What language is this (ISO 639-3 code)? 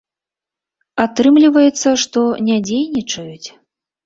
bel